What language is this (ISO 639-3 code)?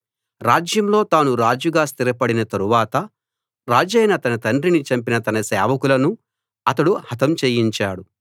tel